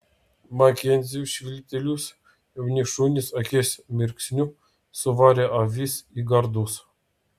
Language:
Lithuanian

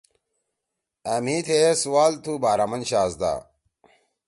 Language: Torwali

